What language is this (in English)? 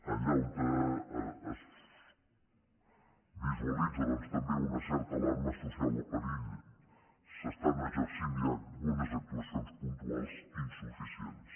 Catalan